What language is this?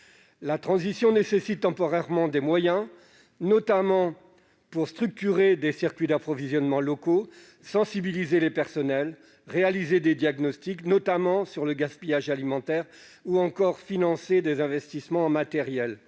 French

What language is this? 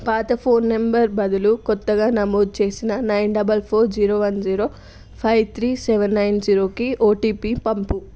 Telugu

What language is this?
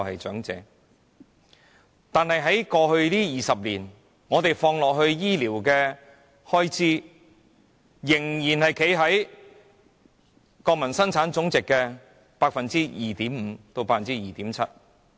Cantonese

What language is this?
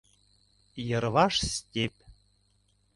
Mari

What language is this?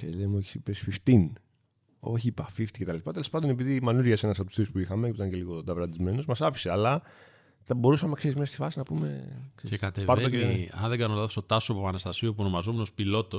Greek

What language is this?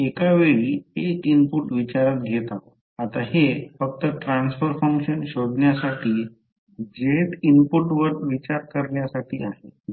Marathi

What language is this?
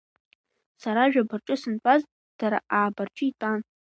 Abkhazian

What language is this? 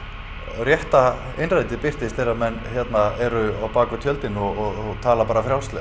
Icelandic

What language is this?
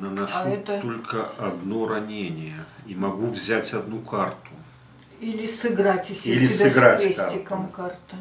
Russian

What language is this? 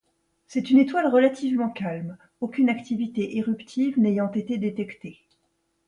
French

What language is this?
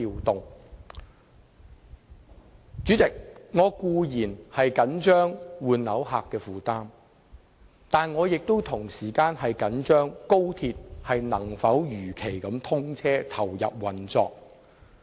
Cantonese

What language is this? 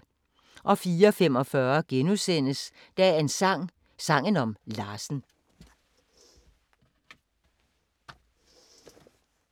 Danish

